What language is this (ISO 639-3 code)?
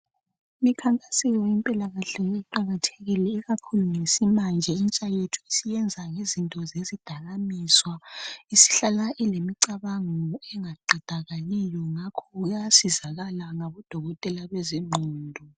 nde